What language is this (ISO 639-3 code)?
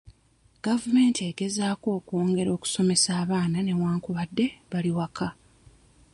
lug